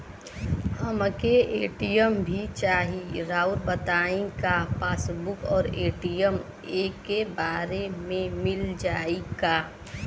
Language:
Bhojpuri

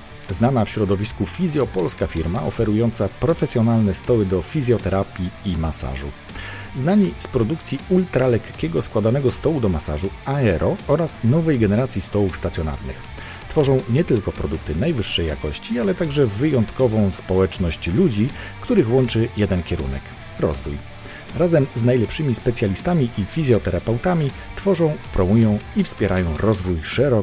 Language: Polish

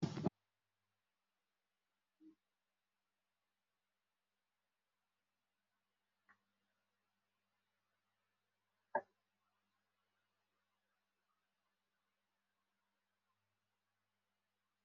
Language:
Somali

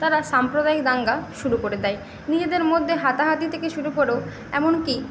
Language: Bangla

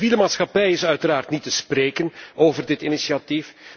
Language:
Dutch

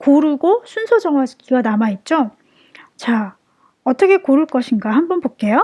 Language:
Korean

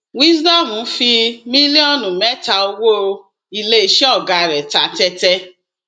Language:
Yoruba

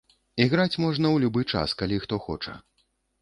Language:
Belarusian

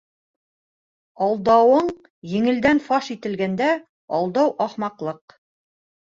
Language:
Bashkir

